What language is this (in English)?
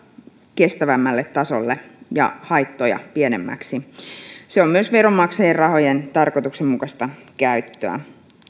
Finnish